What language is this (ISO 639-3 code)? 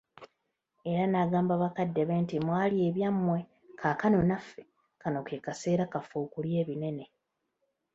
lug